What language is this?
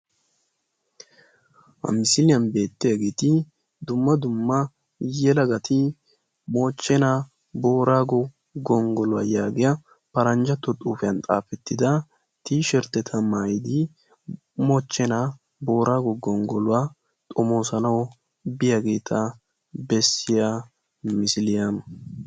Wolaytta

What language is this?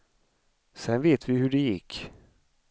Swedish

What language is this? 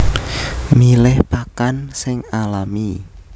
Javanese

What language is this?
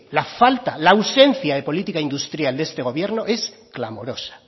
Spanish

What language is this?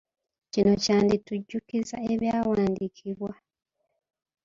Ganda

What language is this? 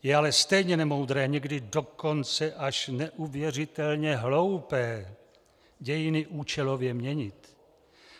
Czech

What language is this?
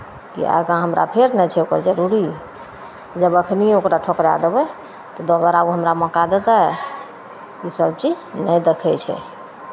Maithili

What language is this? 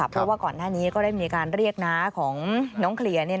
Thai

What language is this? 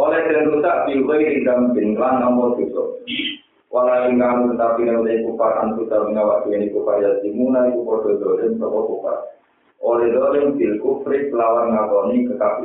Indonesian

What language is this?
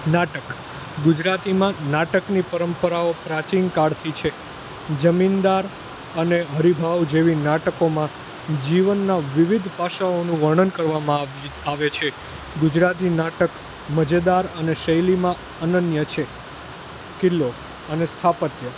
Gujarati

